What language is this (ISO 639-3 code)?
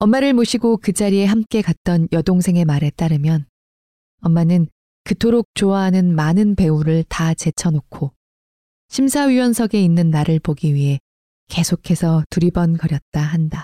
kor